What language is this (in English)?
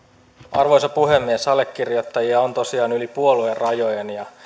Finnish